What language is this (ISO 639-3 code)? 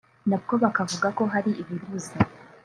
kin